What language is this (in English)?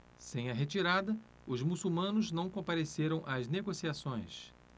Portuguese